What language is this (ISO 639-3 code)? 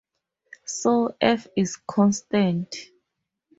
eng